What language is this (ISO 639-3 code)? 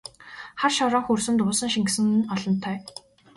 mon